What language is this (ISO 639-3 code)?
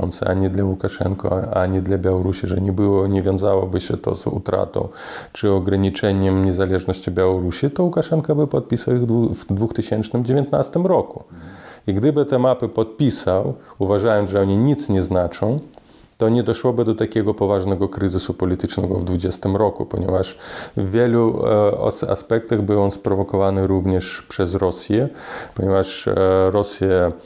pol